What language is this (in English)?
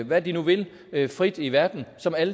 Danish